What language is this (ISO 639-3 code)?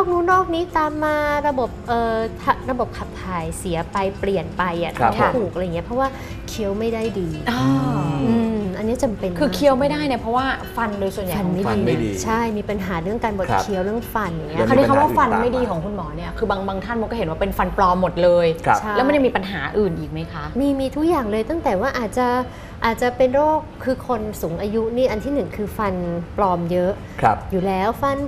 tha